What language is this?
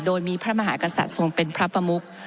Thai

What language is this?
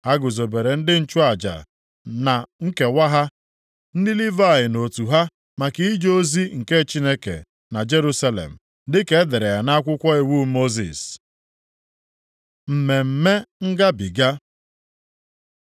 Igbo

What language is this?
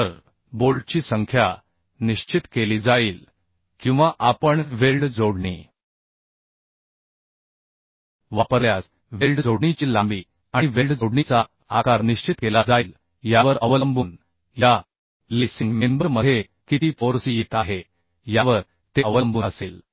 Marathi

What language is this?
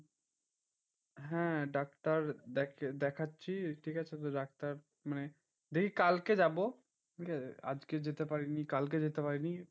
Bangla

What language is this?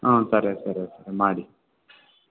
Kannada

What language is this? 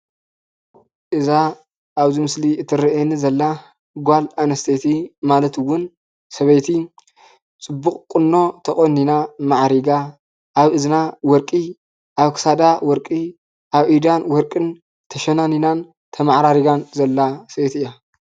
Tigrinya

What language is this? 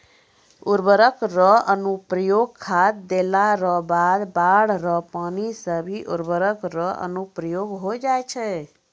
Maithili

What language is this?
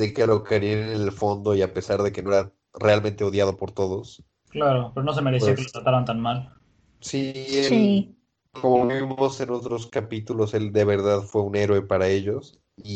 Spanish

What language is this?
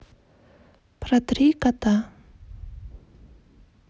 Russian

